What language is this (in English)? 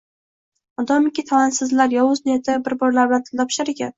Uzbek